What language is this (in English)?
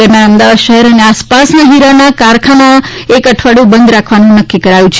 Gujarati